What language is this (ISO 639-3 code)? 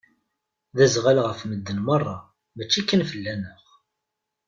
kab